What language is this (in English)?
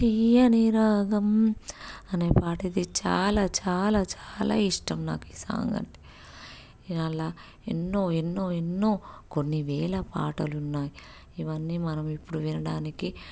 Telugu